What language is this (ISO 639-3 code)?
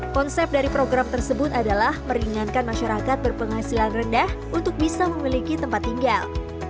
ind